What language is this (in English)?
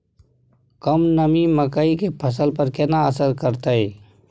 Maithili